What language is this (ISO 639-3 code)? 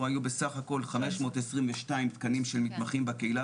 heb